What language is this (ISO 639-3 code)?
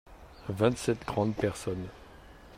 fra